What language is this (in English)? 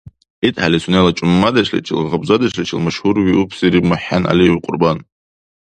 Dargwa